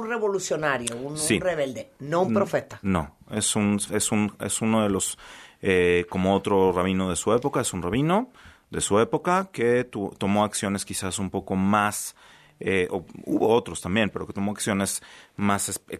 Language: Spanish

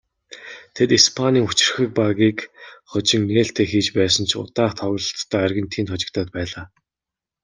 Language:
Mongolian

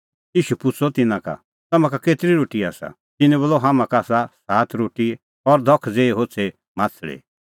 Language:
Kullu Pahari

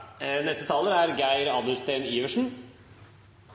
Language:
Norwegian Nynorsk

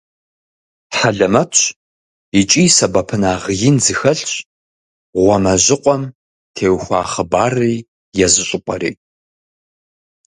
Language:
Kabardian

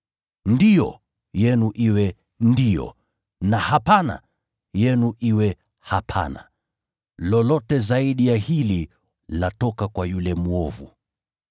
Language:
Swahili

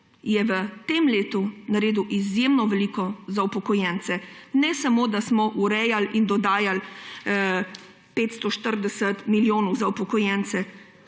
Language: Slovenian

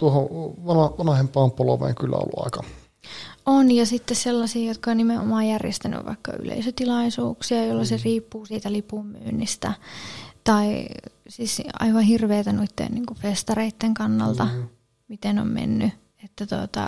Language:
Finnish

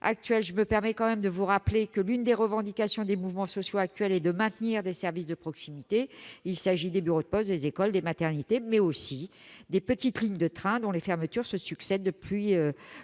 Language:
French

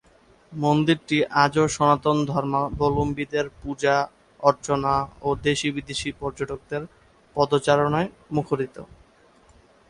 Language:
Bangla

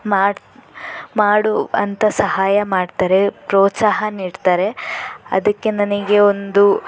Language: Kannada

